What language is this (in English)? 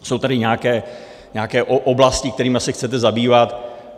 Czech